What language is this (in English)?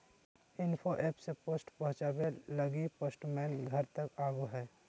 Magahi